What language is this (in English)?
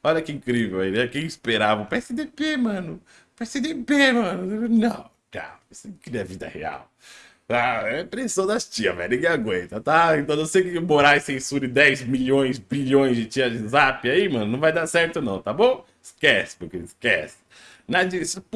Portuguese